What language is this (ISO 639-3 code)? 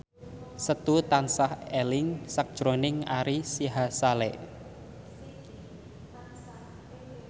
jav